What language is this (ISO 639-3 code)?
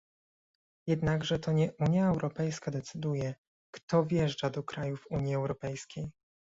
pol